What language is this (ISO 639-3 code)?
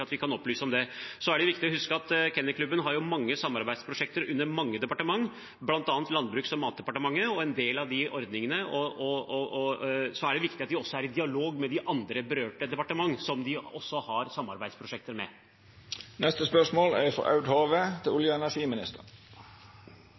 nor